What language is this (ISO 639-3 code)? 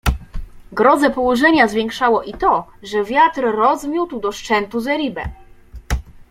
pol